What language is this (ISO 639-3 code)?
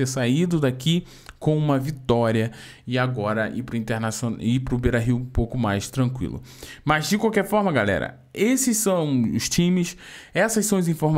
por